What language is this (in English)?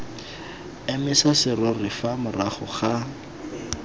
Tswana